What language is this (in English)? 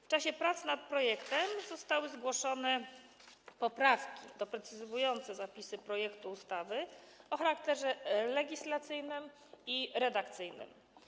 Polish